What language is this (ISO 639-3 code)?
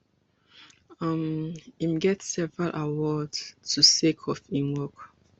pcm